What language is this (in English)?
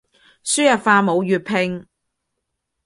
Cantonese